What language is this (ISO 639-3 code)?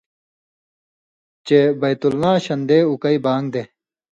mvy